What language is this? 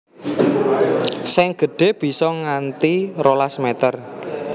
Javanese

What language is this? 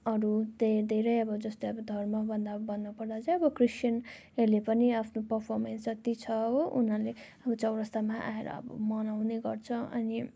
Nepali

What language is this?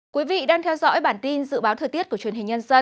Vietnamese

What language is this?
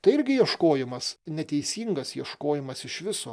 Lithuanian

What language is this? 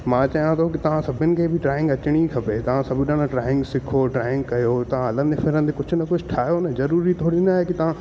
Sindhi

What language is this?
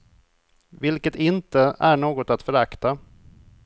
Swedish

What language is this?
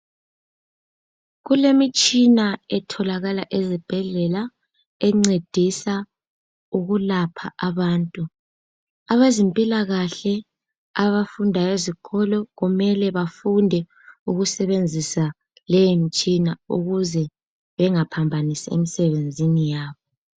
North Ndebele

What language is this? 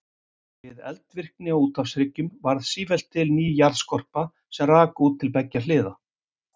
Icelandic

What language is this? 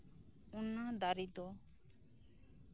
Santali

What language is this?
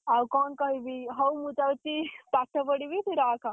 Odia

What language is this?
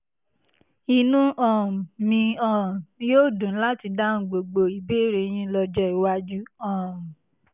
Yoruba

